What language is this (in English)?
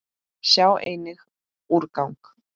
Icelandic